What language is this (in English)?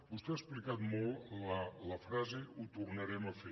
Catalan